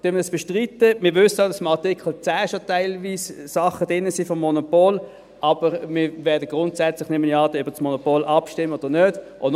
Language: Swiss German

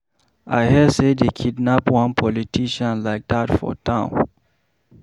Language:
Nigerian Pidgin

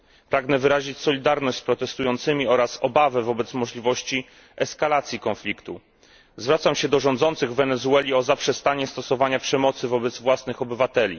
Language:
Polish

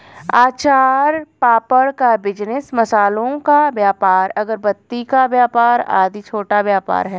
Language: Hindi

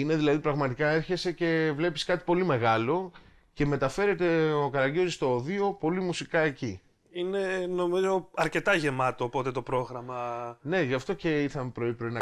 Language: Greek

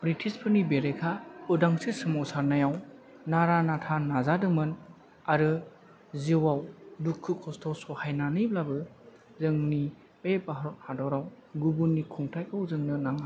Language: Bodo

